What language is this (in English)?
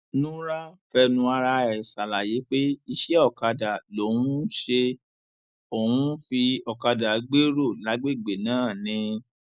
Yoruba